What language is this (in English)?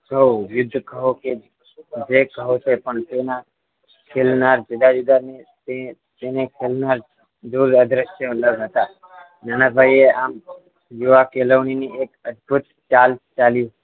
Gujarati